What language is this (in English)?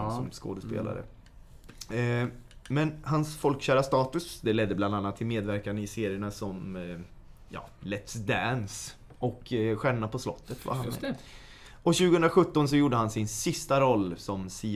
Swedish